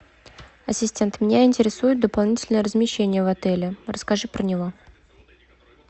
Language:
Russian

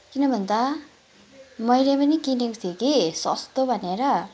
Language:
Nepali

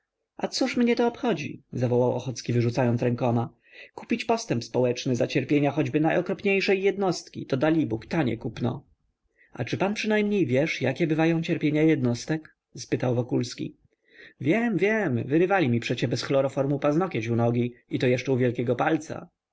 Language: Polish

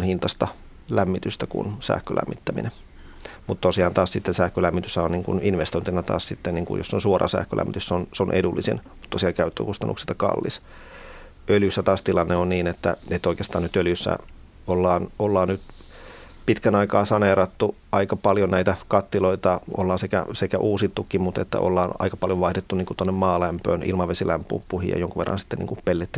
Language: Finnish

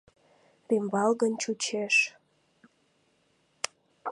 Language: Mari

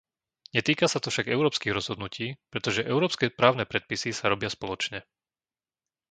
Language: Slovak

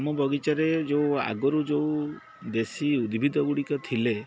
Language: Odia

